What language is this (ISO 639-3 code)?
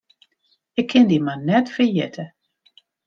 fry